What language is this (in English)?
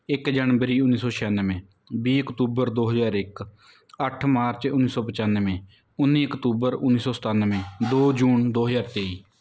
Punjabi